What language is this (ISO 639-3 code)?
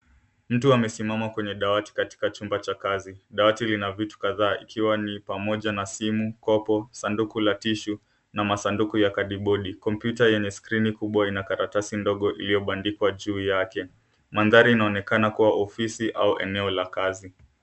swa